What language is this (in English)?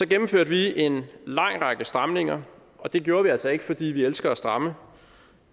Danish